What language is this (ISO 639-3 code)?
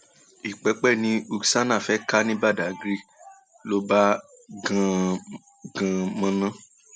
yor